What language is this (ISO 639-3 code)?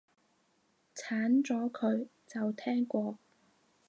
yue